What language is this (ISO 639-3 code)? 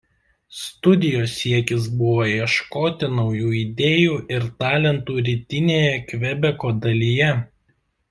lit